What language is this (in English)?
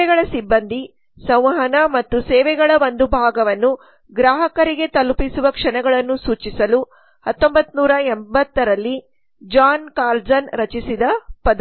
Kannada